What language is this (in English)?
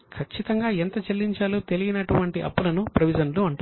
Telugu